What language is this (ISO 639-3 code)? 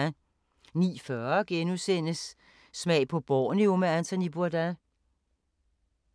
dan